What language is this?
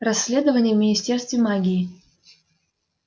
Russian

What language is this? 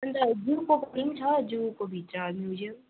Nepali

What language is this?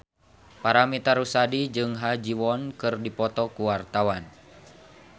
Sundanese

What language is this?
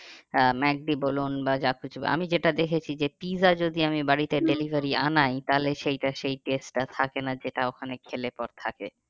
Bangla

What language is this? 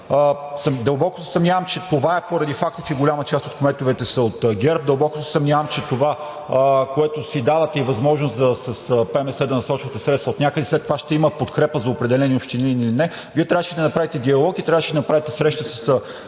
Bulgarian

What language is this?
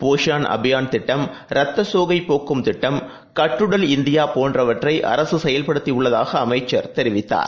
Tamil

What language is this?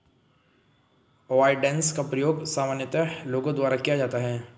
Hindi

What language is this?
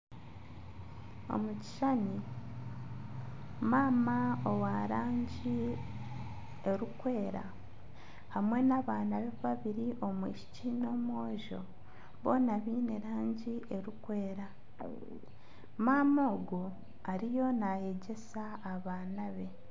Nyankole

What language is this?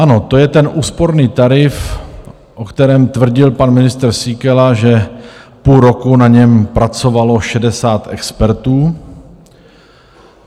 Czech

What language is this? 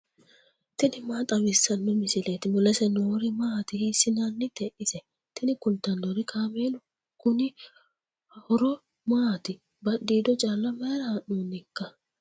Sidamo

